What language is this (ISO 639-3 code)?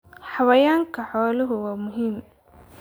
som